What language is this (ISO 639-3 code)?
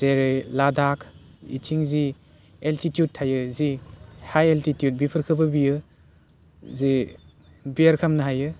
brx